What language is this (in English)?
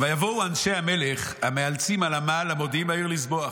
Hebrew